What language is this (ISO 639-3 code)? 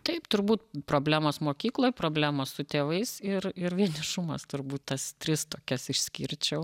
lit